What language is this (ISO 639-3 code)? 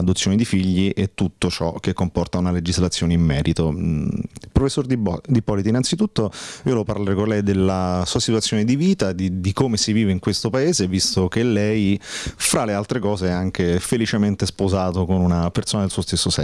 ita